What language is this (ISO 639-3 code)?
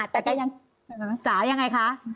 tha